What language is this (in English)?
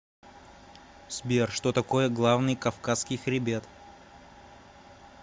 Russian